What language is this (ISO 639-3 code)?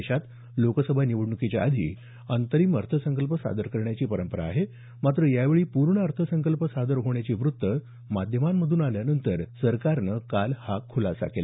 mar